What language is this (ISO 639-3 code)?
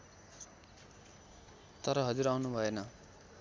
nep